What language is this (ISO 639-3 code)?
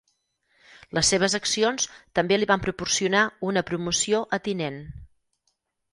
cat